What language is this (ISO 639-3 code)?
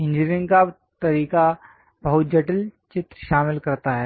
hin